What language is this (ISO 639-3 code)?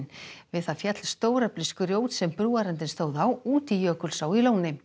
isl